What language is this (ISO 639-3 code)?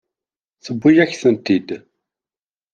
kab